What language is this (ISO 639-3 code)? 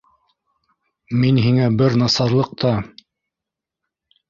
bak